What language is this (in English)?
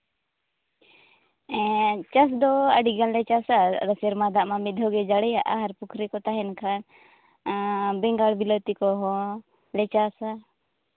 Santali